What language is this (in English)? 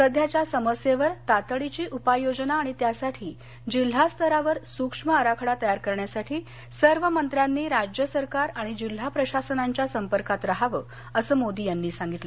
Marathi